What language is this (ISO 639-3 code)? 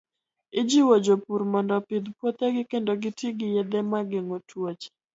luo